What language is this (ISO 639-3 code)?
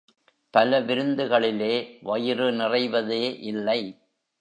tam